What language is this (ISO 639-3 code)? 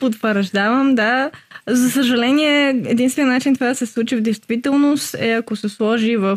bul